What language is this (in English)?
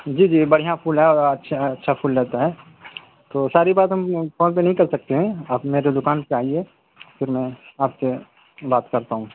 Urdu